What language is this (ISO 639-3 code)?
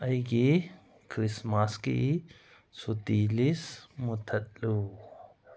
mni